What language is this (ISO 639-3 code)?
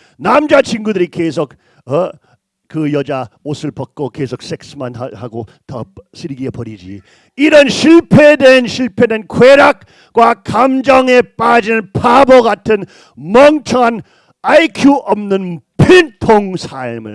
kor